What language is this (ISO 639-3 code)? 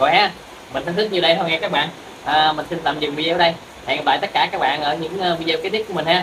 vie